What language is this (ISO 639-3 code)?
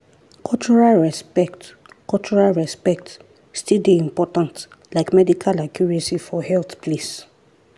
pcm